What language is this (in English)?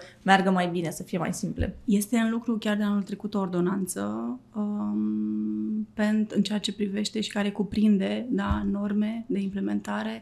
Romanian